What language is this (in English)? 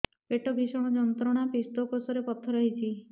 Odia